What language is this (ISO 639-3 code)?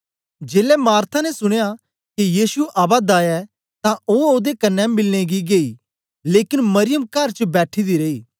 doi